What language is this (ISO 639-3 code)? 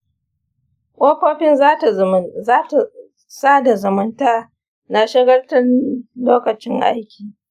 hau